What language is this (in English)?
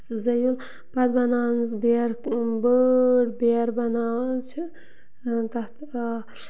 Kashmiri